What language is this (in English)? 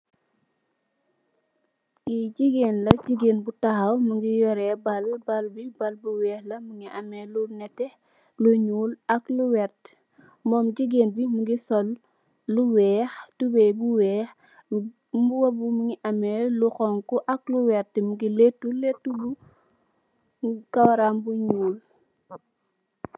Wolof